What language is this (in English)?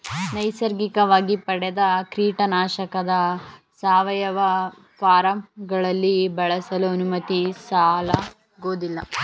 Kannada